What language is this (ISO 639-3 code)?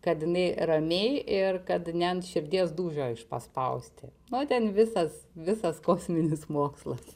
lit